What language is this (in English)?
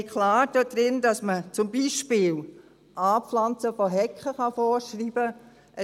Swiss German